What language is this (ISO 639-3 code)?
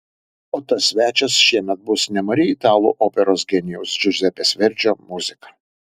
lit